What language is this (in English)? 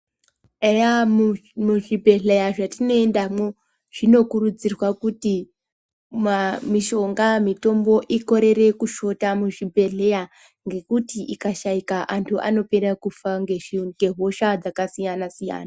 Ndau